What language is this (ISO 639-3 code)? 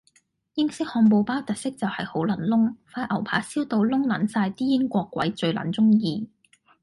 yue